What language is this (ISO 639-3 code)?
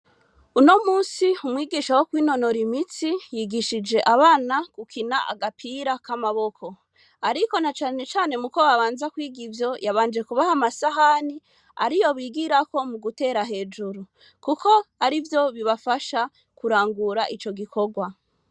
run